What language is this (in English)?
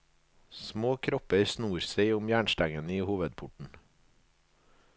Norwegian